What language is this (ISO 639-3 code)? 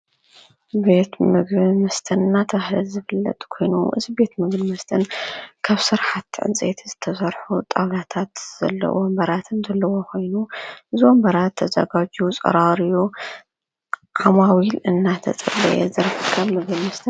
tir